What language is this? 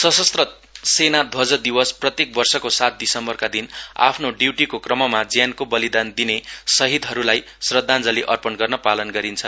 Nepali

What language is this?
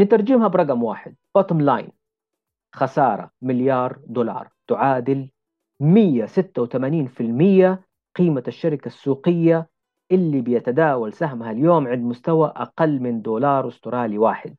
Arabic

